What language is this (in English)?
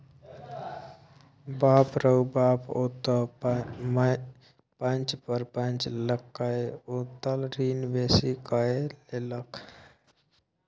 Maithili